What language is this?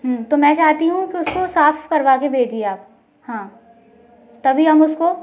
Hindi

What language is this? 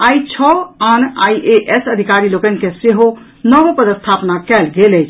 Maithili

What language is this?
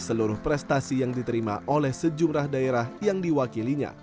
Indonesian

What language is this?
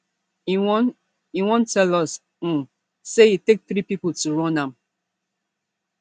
Nigerian Pidgin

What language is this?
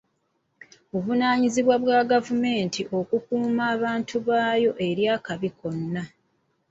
Ganda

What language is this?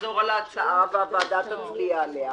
Hebrew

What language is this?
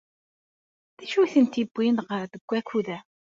Kabyle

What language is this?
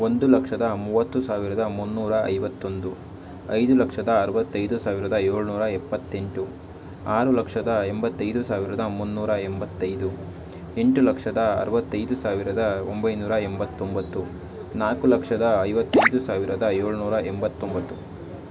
Kannada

